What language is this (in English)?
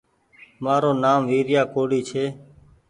Goaria